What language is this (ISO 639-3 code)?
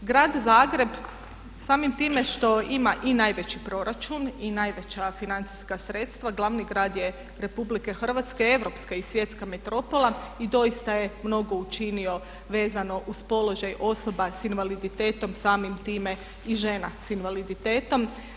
hrv